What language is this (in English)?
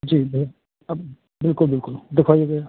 Hindi